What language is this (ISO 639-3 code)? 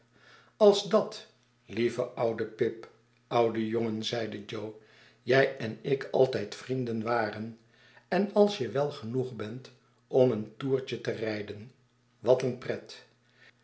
nld